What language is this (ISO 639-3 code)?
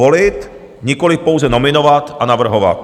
ces